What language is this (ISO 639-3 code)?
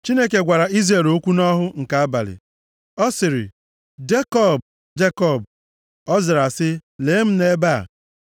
ibo